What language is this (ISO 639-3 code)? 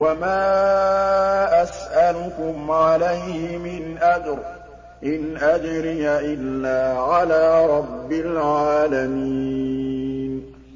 ara